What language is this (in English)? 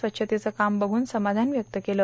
Marathi